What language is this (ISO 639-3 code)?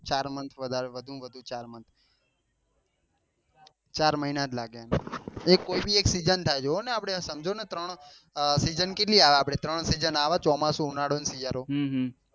guj